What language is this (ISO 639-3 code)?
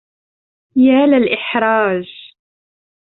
ara